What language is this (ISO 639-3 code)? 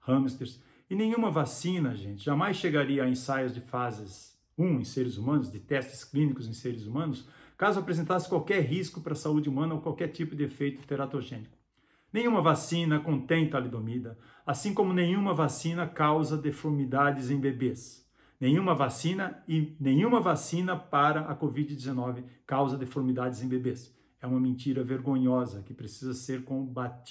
por